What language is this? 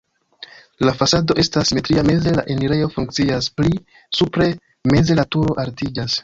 Esperanto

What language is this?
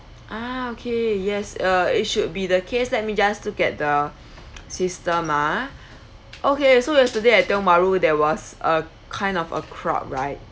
English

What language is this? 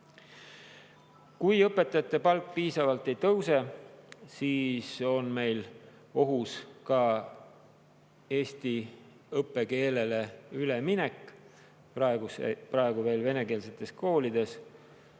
Estonian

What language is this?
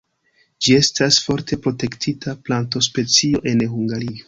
Esperanto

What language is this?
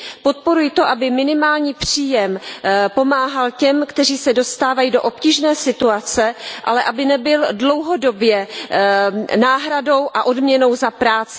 Czech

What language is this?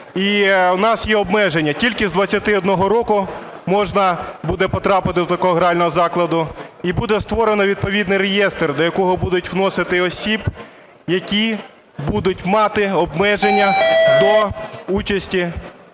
Ukrainian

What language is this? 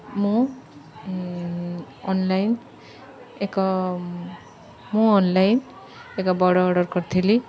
Odia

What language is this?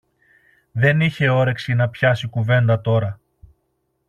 Greek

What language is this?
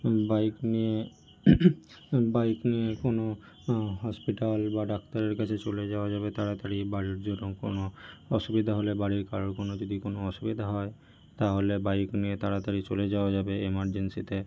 Bangla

